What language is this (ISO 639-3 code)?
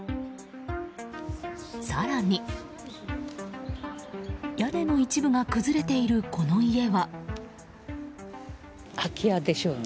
jpn